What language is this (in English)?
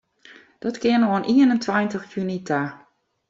Western Frisian